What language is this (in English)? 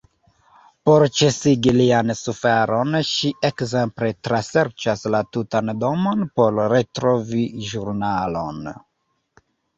Esperanto